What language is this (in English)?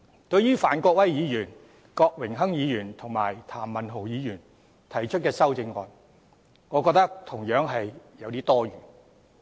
Cantonese